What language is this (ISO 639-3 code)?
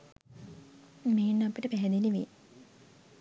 sin